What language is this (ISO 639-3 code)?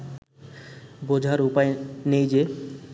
ben